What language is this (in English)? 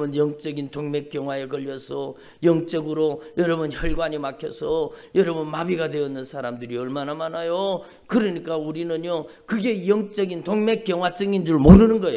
Korean